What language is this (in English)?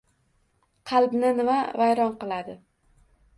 Uzbek